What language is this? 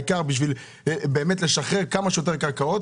Hebrew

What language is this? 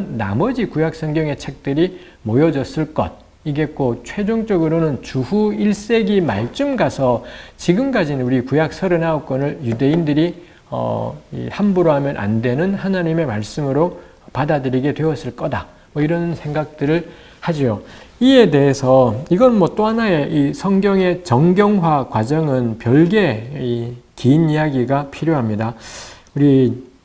Korean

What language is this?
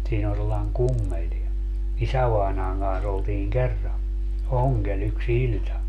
Finnish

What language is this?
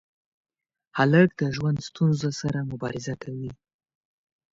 Pashto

